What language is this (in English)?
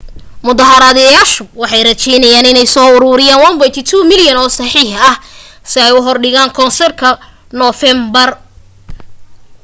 Somali